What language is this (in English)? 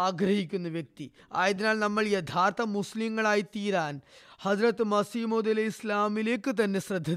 Malayalam